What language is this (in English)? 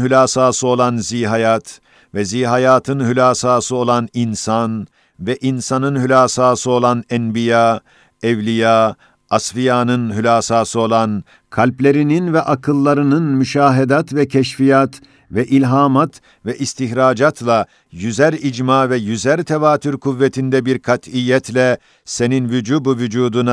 Turkish